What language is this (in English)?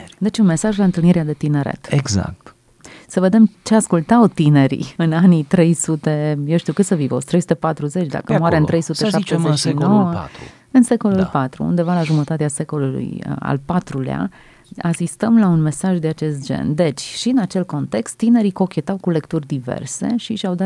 Romanian